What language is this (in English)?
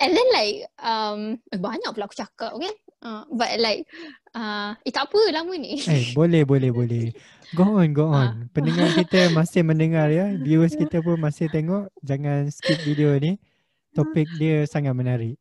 Malay